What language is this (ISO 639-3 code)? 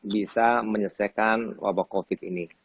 ind